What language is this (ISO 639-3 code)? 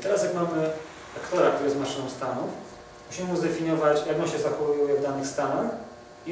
pol